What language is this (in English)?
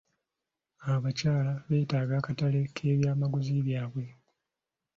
Ganda